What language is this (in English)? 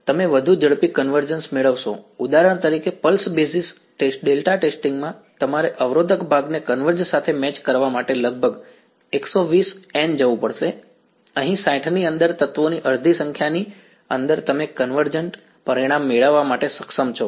Gujarati